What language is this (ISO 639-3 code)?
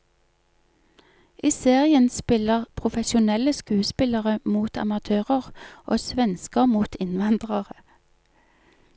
nor